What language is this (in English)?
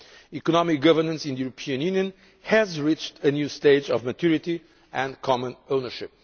English